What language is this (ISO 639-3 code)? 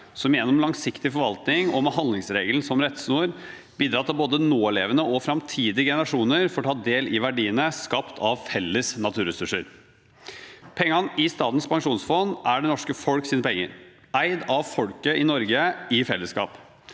nor